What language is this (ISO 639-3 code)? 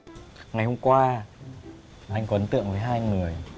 vie